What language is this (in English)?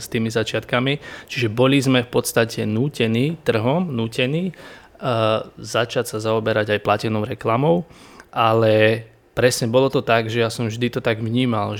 Slovak